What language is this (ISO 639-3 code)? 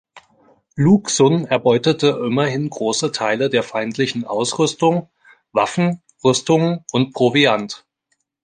deu